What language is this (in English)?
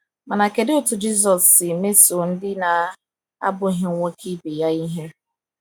Igbo